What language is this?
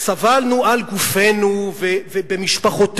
Hebrew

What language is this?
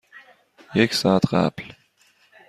Persian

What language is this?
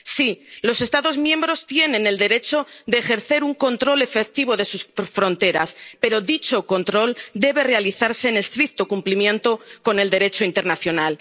Spanish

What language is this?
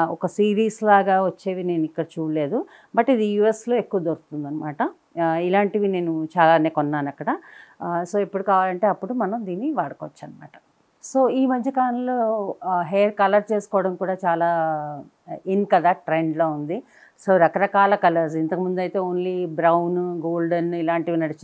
Telugu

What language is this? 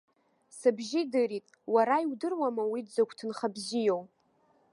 Abkhazian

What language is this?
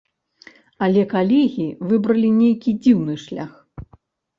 Belarusian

